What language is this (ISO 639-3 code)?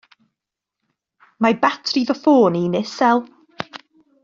cym